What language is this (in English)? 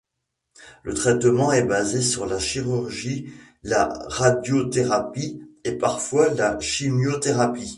French